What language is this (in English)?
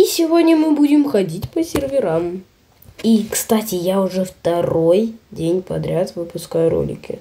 Russian